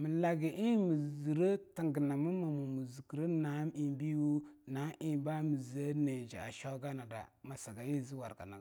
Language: Longuda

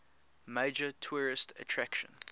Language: English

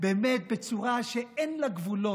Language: Hebrew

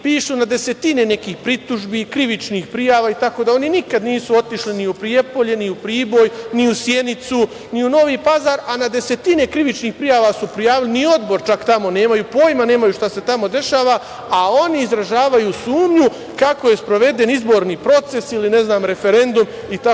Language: Serbian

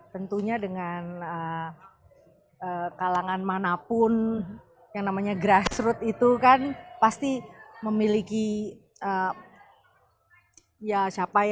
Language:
Indonesian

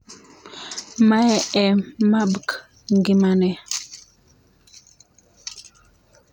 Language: Luo (Kenya and Tanzania)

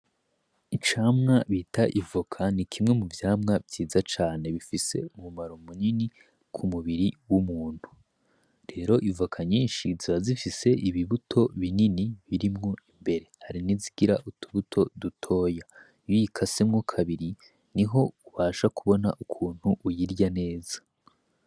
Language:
Rundi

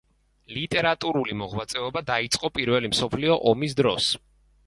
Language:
Georgian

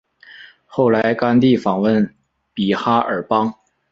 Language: Chinese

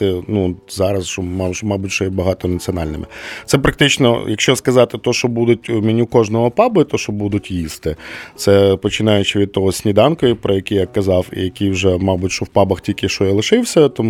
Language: Ukrainian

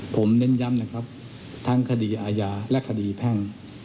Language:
Thai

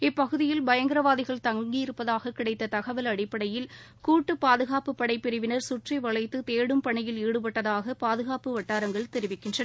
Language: Tamil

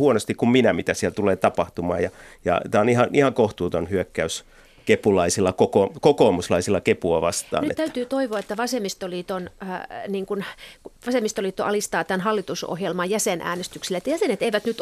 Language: Finnish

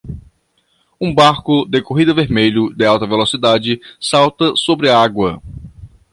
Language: Portuguese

